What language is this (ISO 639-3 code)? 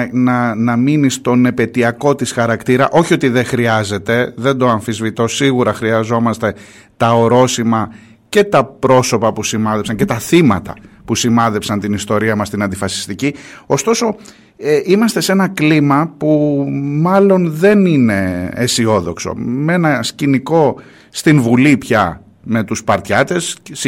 ell